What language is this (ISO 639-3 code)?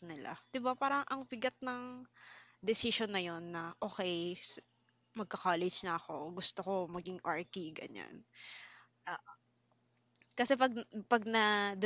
fil